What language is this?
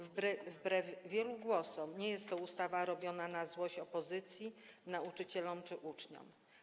Polish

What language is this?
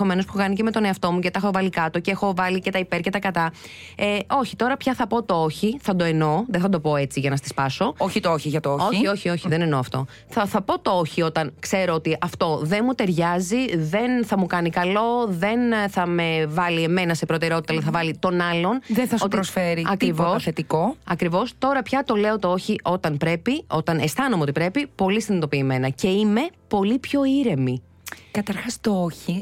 Greek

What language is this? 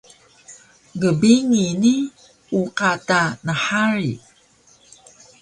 Taroko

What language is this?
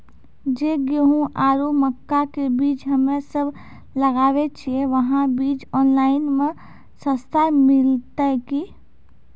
Maithili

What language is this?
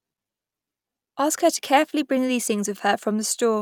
English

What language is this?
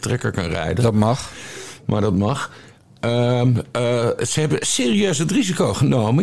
Dutch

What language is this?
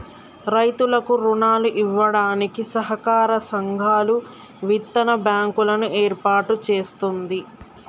Telugu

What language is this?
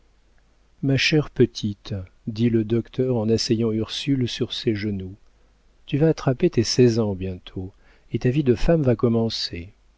French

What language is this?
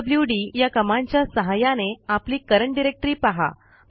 Marathi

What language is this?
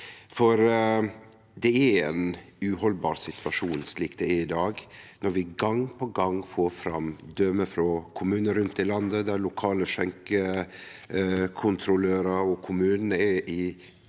Norwegian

